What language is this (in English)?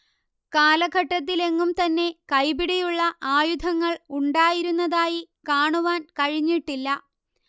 Malayalam